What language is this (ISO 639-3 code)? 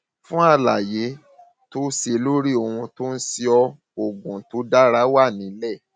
yor